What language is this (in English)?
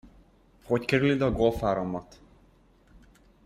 Hungarian